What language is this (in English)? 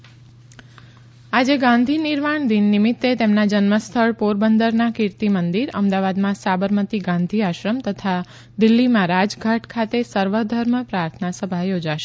Gujarati